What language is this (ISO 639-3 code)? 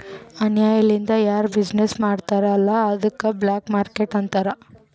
kan